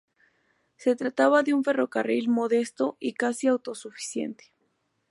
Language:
Spanish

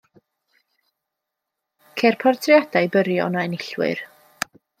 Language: Welsh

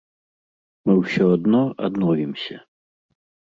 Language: Belarusian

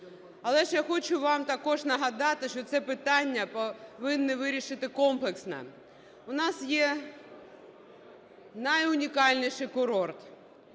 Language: Ukrainian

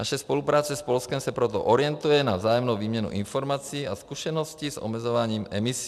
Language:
Czech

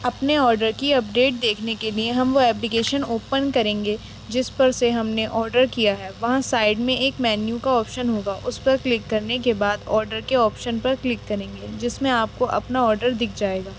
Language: Urdu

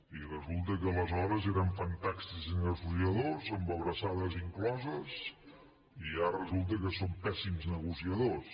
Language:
Catalan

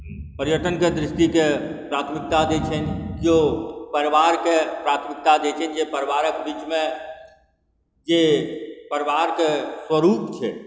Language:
Maithili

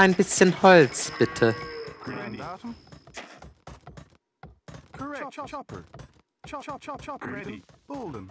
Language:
German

